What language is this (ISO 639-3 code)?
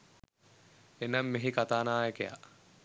sin